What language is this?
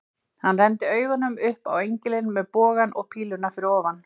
Icelandic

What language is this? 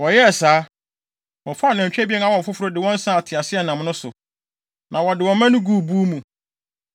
Akan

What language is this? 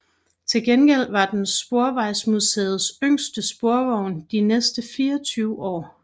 Danish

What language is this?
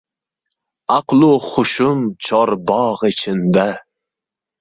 Uzbek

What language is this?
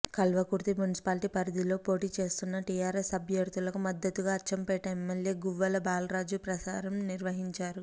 Telugu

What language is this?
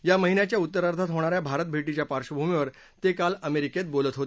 Marathi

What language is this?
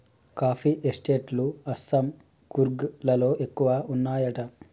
Telugu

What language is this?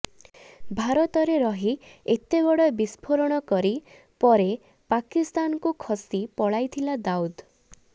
Odia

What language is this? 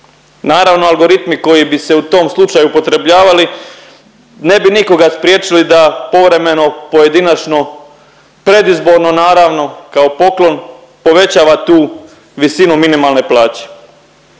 Croatian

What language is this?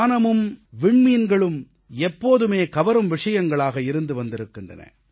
Tamil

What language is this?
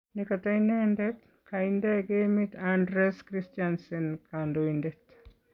Kalenjin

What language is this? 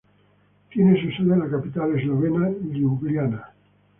Spanish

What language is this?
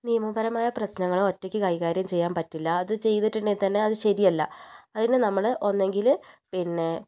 Malayalam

